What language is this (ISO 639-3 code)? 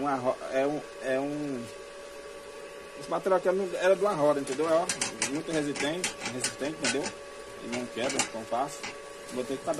por